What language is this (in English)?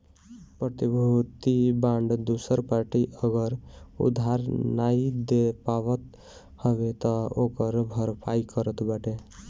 Bhojpuri